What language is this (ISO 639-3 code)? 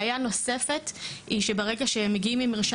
heb